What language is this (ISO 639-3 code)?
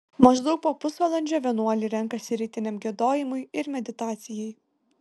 lit